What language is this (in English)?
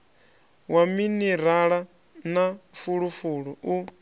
Venda